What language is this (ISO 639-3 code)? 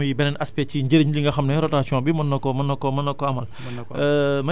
wol